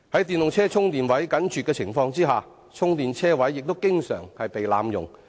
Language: Cantonese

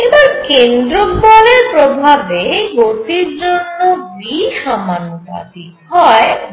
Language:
Bangla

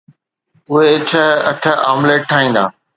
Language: Sindhi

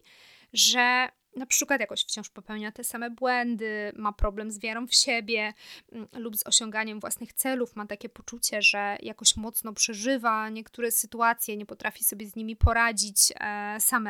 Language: Polish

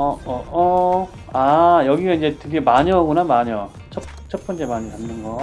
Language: Korean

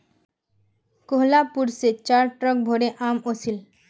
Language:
Magahi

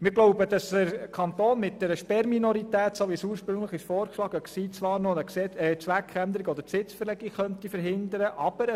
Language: Swiss German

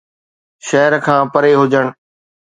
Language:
Sindhi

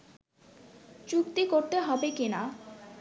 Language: Bangla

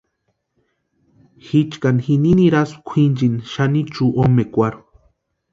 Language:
Western Highland Purepecha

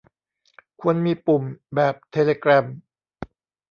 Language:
Thai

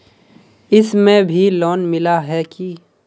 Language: Magahi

